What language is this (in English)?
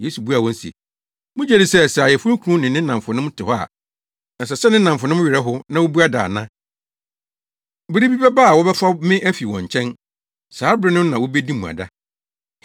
Akan